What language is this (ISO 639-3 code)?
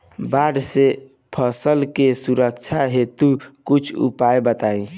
bho